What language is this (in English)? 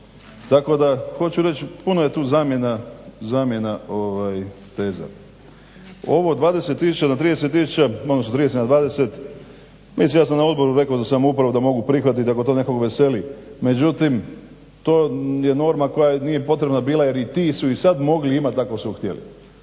Croatian